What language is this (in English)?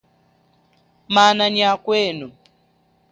Chokwe